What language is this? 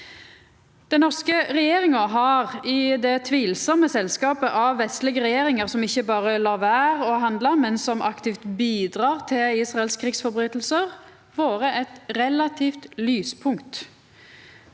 Norwegian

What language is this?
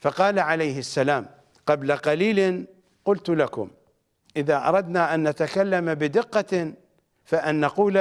Arabic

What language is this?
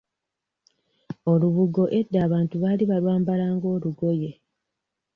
Ganda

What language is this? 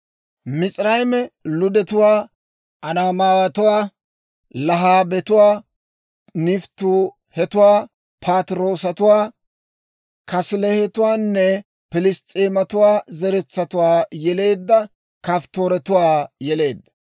Dawro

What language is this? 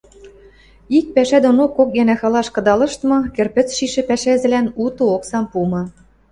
Western Mari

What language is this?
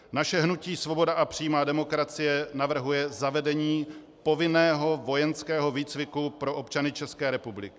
Czech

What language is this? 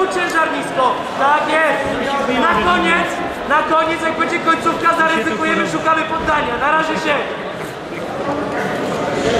Polish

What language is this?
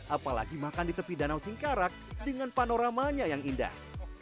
Indonesian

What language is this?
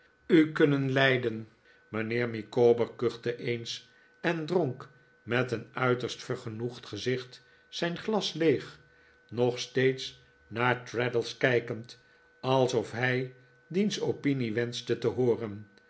Dutch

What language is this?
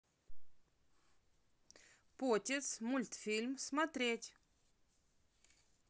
Russian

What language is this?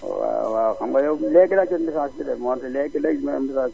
Wolof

